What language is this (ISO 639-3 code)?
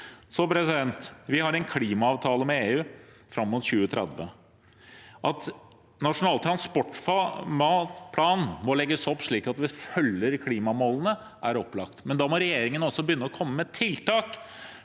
nor